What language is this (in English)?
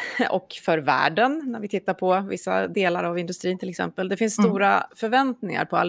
Swedish